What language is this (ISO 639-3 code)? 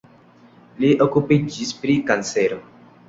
epo